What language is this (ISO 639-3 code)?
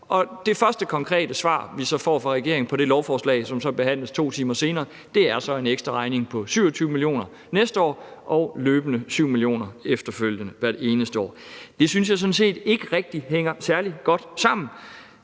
dan